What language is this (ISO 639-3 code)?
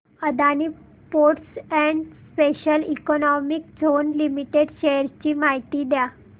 mar